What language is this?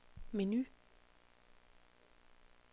Danish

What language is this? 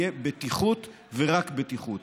Hebrew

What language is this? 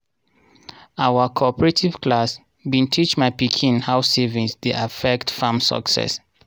Nigerian Pidgin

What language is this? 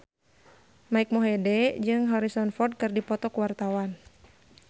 Sundanese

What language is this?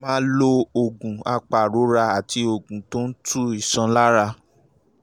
Yoruba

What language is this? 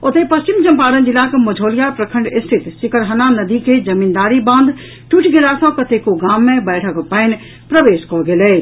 Maithili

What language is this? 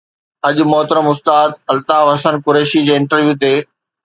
Sindhi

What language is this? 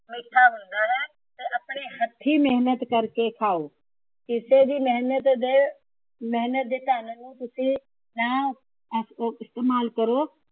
Punjabi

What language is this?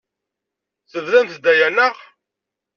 Kabyle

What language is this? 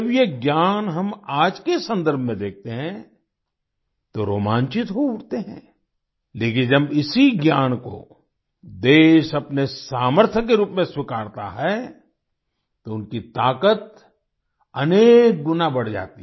Hindi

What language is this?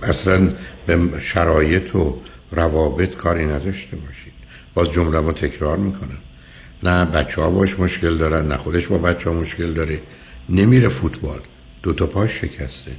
Persian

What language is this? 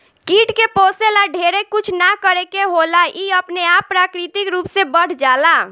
Bhojpuri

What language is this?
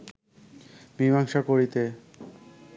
Bangla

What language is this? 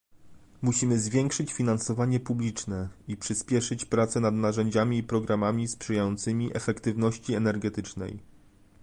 Polish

